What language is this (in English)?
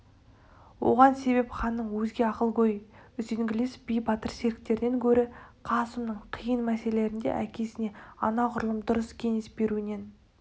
Kazakh